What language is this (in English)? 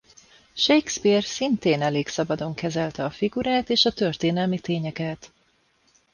Hungarian